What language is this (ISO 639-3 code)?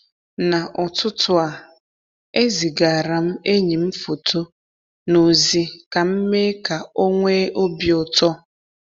ibo